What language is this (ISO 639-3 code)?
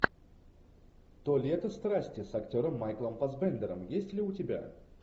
rus